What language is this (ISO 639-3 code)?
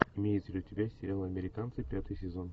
rus